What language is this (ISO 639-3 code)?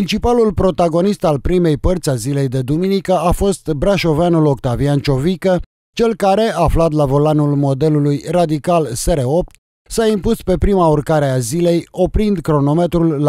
ron